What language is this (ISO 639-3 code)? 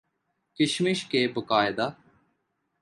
urd